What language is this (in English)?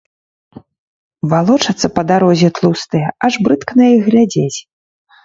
Belarusian